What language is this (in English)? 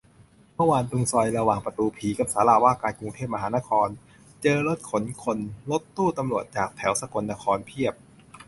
Thai